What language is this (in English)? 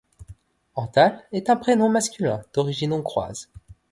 French